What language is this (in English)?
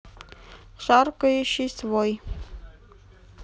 Russian